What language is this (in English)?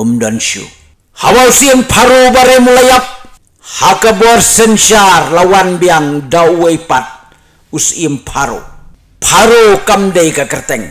Indonesian